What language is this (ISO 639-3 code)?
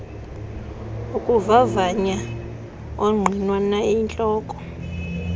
xho